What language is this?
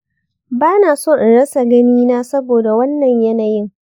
Hausa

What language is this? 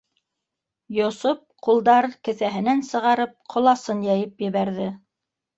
Bashkir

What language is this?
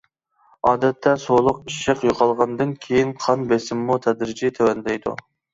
Uyghur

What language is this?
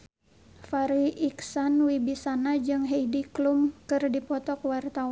Sundanese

